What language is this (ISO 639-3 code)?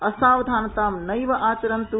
san